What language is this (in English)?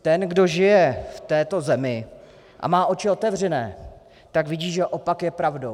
Czech